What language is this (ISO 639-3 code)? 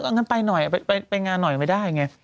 tha